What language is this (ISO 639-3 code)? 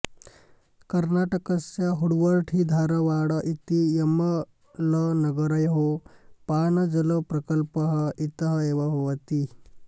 san